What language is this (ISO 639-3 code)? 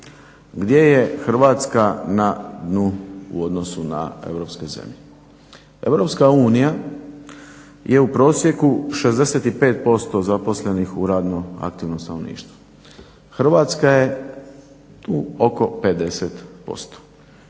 hrv